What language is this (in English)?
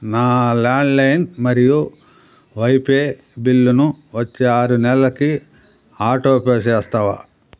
Telugu